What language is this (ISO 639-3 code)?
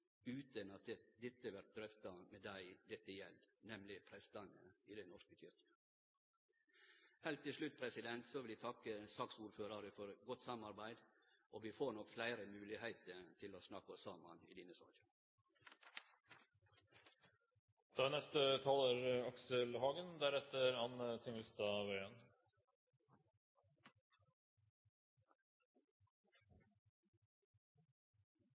nno